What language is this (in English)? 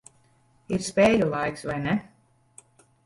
Latvian